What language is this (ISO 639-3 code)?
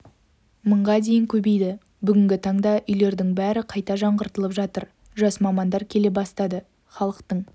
kaz